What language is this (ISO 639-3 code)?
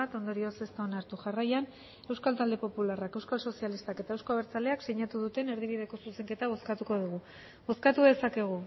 eus